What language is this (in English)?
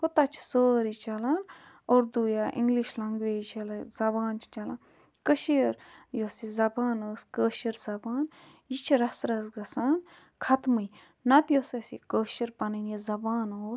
Kashmiri